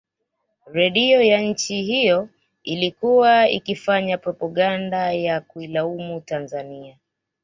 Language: Swahili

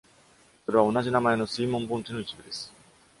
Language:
Japanese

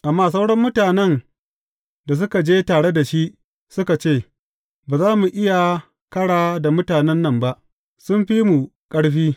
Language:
Hausa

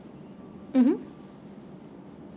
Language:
English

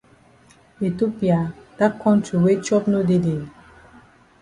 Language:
Cameroon Pidgin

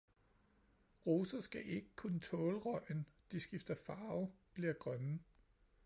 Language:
Danish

